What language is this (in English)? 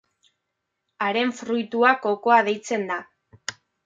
Basque